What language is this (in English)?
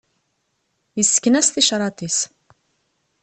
Kabyle